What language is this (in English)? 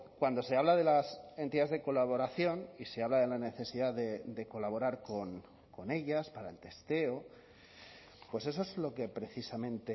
Spanish